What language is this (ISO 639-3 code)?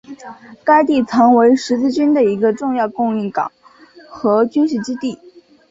zho